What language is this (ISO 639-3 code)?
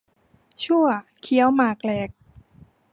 tha